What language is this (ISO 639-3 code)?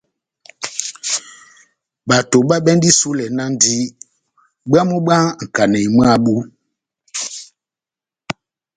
bnm